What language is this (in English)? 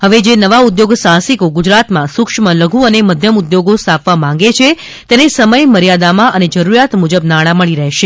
Gujarati